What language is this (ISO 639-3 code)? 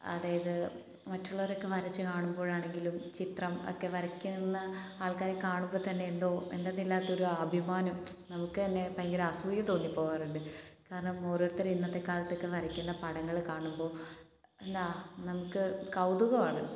mal